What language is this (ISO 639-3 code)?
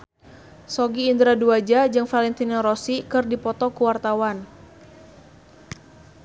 sun